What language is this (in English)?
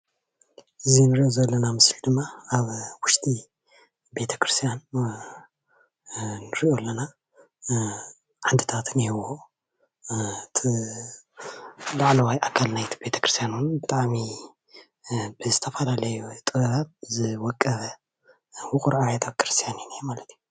Tigrinya